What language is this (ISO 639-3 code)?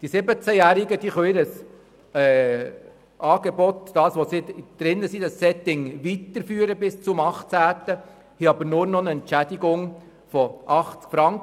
gsw